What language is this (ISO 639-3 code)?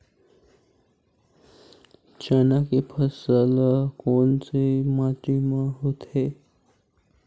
hne